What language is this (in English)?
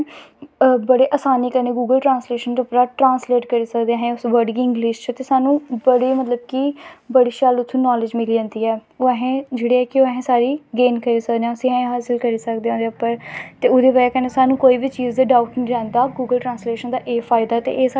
Dogri